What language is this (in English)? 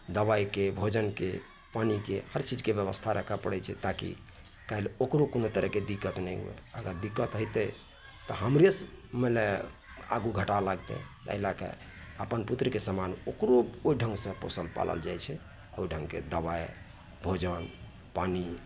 Maithili